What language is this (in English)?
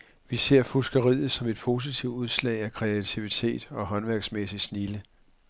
Danish